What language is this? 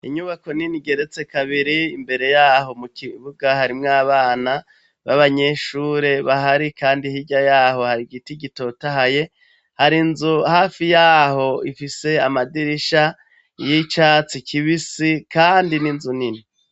Rundi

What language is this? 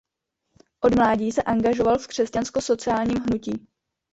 Czech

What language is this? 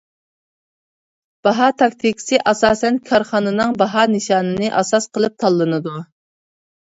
Uyghur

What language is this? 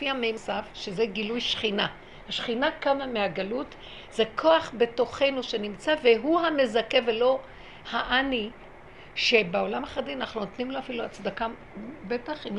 Hebrew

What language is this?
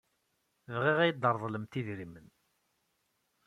Kabyle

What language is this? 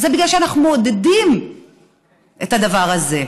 Hebrew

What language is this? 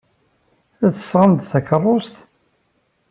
Kabyle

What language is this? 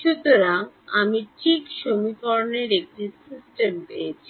Bangla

